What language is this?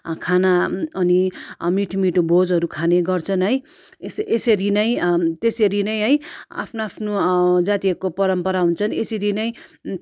Nepali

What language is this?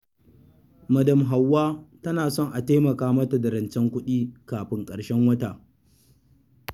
Hausa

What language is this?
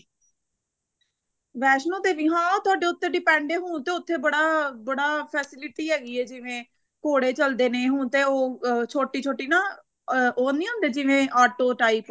Punjabi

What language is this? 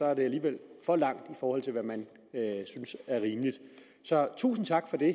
Danish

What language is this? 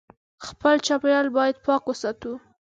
Pashto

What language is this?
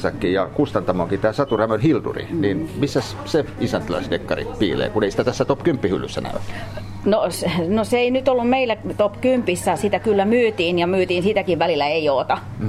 Finnish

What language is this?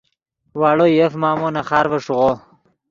Yidgha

